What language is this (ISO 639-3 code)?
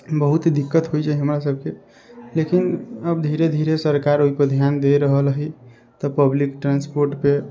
mai